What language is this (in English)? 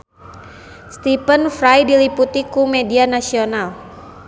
Sundanese